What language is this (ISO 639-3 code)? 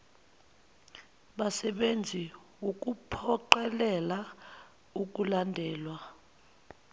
zul